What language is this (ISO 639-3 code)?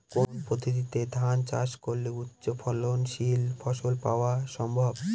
ben